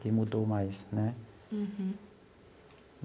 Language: Portuguese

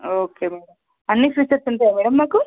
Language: Telugu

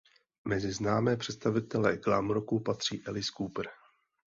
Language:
Czech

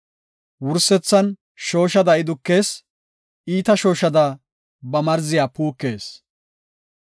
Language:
Gofa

